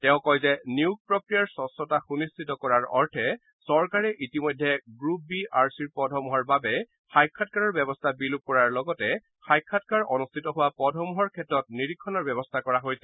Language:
Assamese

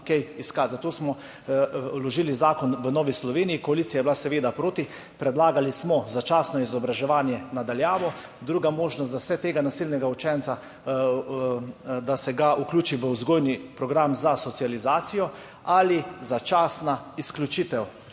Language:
Slovenian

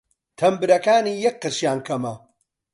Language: Central Kurdish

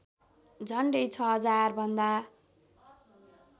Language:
Nepali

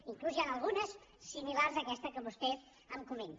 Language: Catalan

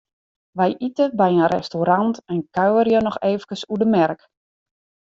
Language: Western Frisian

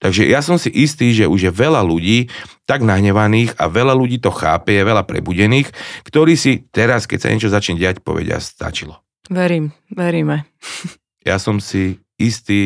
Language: Slovak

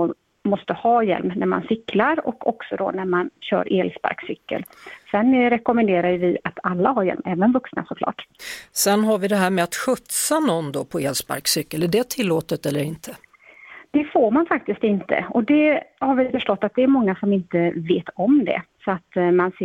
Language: Swedish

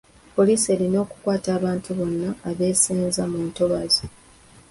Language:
Ganda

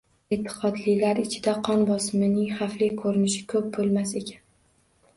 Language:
Uzbek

